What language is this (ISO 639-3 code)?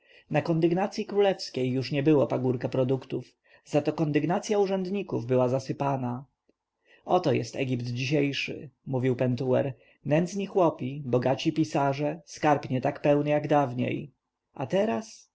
pol